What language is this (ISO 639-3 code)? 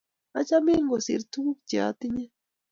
kln